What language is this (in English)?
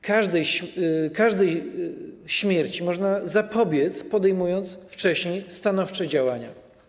Polish